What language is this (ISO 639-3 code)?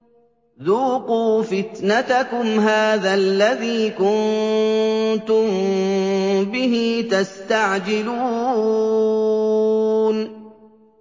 ara